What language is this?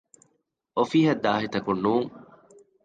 Divehi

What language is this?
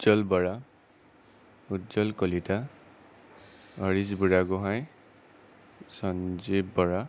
Assamese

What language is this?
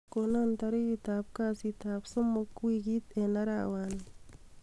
Kalenjin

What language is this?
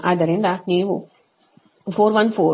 Kannada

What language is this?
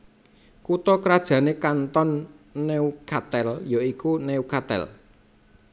Javanese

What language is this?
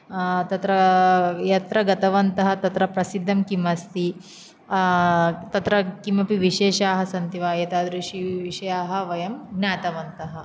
Sanskrit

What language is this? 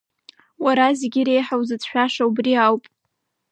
Abkhazian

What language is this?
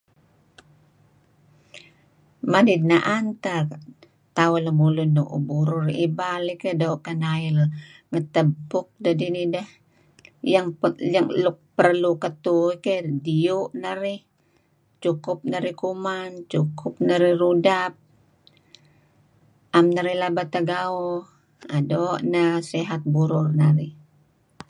Kelabit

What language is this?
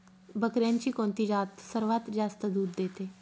Marathi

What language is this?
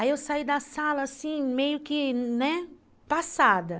Portuguese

